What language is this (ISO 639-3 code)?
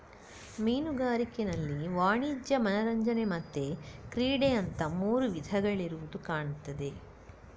kan